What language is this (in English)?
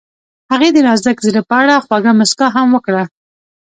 Pashto